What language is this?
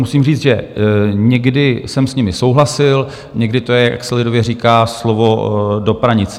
Czech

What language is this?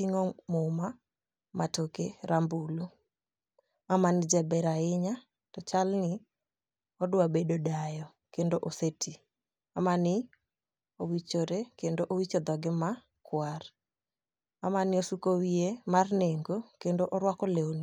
Luo (Kenya and Tanzania)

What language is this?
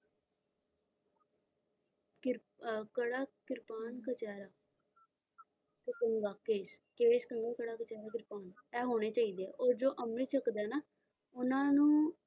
Punjabi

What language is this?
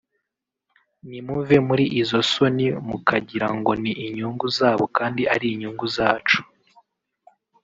Kinyarwanda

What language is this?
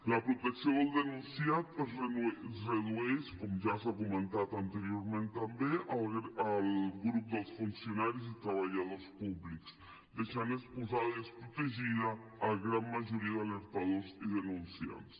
Catalan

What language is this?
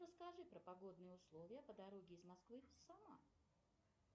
Russian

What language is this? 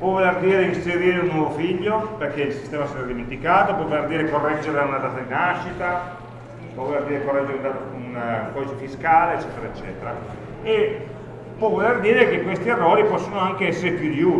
Italian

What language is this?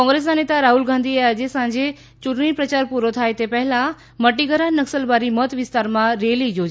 Gujarati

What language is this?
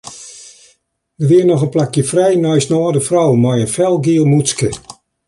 Western Frisian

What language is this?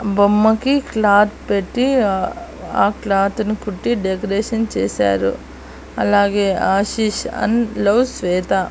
Telugu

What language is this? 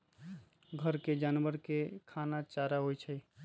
Magahi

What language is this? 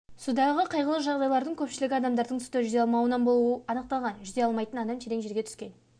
Kazakh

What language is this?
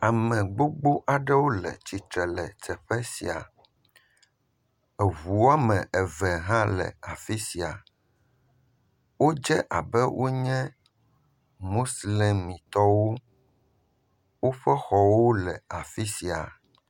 Ewe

